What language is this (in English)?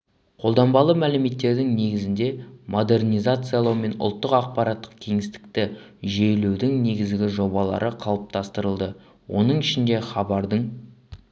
Kazakh